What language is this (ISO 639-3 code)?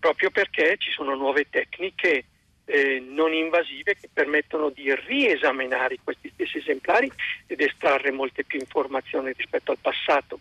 ita